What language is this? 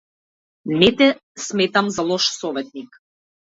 Macedonian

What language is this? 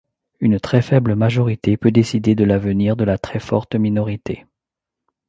French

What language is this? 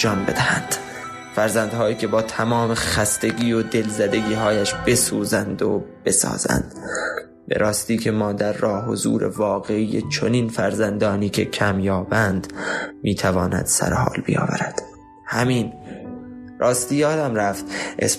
Persian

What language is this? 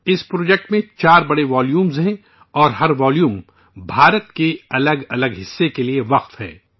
Urdu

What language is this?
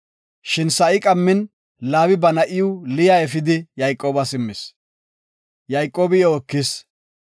Gofa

